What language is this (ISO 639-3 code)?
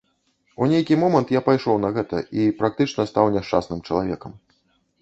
bel